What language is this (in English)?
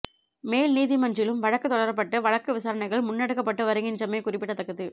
Tamil